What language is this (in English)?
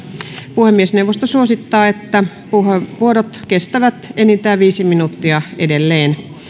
Finnish